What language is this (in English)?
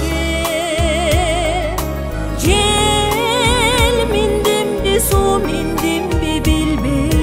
Turkish